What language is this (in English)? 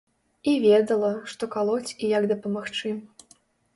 Belarusian